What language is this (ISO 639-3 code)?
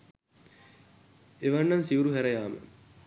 sin